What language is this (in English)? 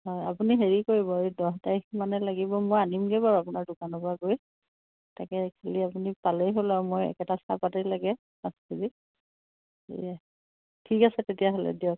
Assamese